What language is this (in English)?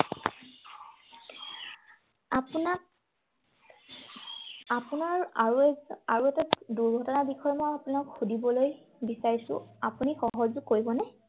Assamese